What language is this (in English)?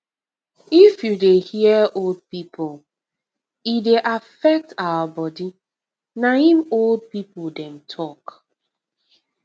Nigerian Pidgin